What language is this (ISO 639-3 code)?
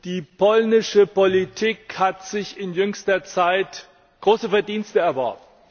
deu